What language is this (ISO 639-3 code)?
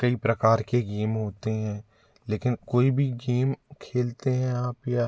hin